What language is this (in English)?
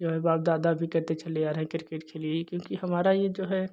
Hindi